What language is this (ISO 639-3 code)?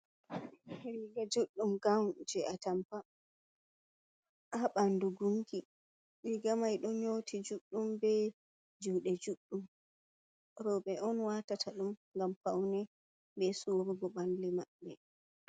ful